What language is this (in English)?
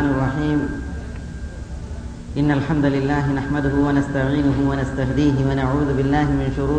Malayalam